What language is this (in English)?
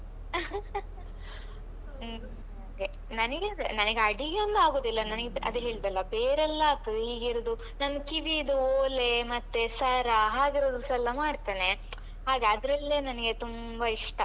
Kannada